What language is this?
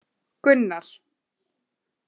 Icelandic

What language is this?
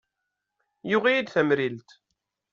Kabyle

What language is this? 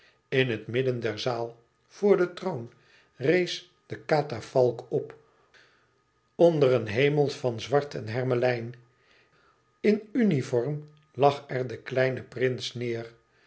Dutch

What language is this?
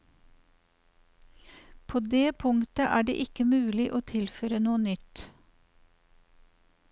Norwegian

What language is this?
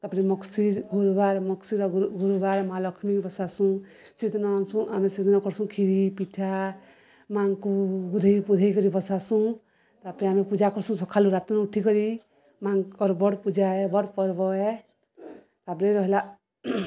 Odia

